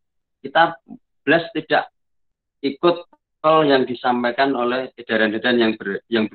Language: Indonesian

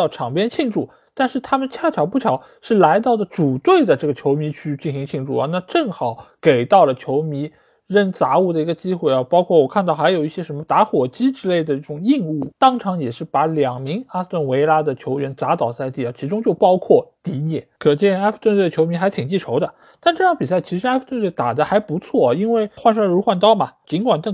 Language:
Chinese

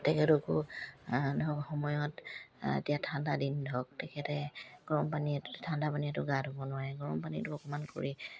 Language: Assamese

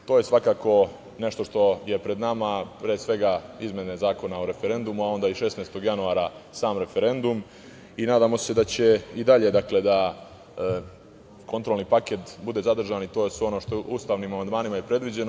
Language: Serbian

